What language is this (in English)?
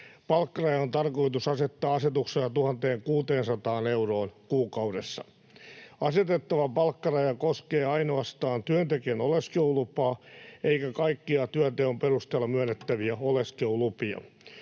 Finnish